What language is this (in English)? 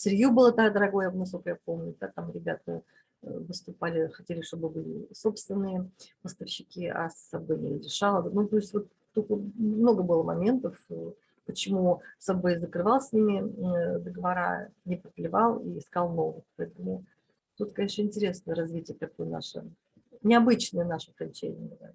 Russian